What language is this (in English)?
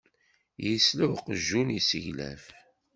Kabyle